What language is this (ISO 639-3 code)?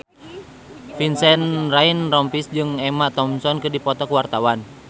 sun